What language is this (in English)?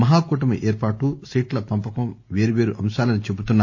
Telugu